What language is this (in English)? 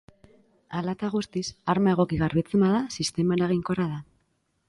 Basque